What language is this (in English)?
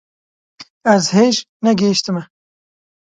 Kurdish